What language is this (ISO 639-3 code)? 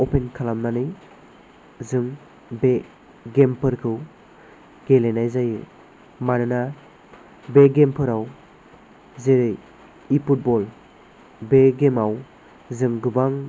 brx